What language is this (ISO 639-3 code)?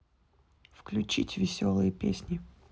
rus